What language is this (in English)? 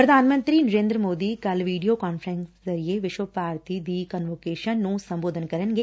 Punjabi